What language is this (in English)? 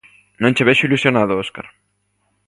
Galician